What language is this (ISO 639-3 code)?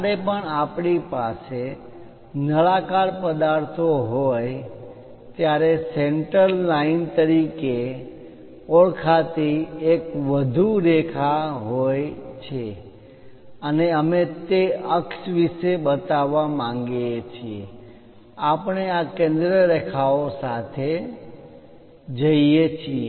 guj